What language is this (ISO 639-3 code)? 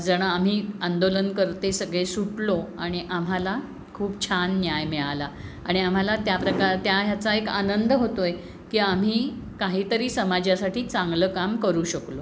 mar